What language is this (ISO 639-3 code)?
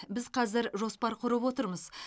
kaz